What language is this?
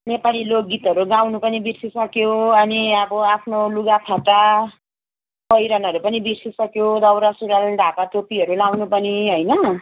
Nepali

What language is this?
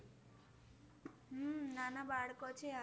Gujarati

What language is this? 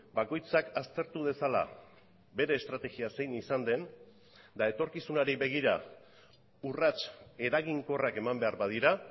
Basque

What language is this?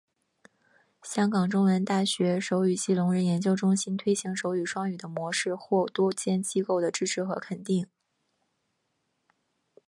Chinese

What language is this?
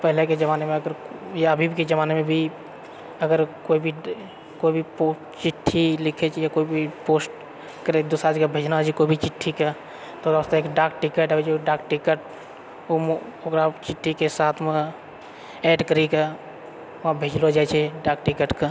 Maithili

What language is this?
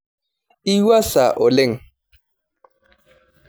Masai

